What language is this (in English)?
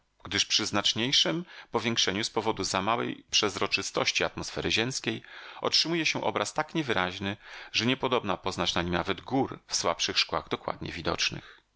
Polish